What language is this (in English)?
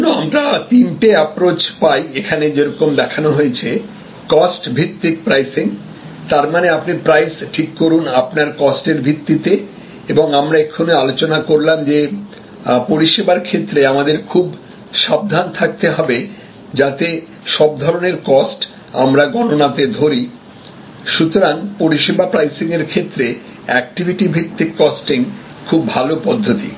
Bangla